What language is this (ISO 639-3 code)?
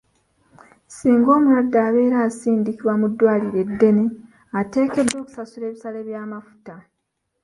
lug